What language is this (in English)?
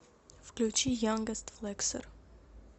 Russian